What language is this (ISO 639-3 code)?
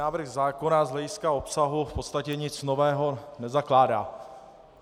ces